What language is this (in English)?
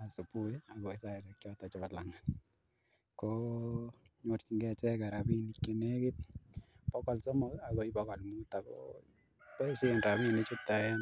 Kalenjin